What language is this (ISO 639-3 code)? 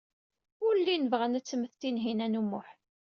kab